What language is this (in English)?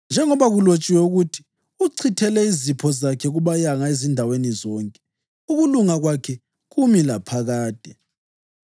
North Ndebele